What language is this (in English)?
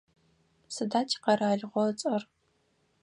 Adyghe